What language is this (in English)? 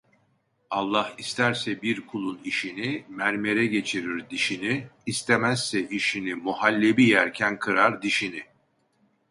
Turkish